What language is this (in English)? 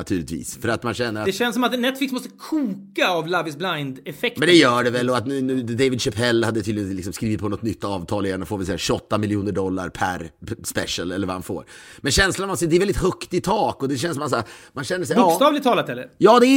Swedish